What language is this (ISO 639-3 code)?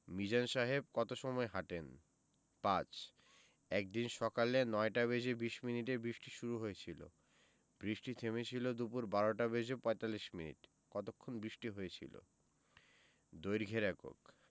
ben